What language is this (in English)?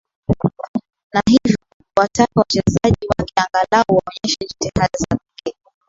Swahili